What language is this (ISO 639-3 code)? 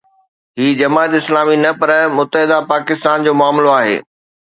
snd